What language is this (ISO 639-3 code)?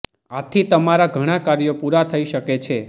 guj